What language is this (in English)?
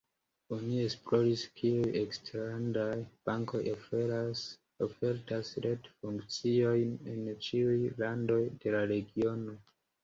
Esperanto